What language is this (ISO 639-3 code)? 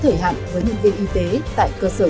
vie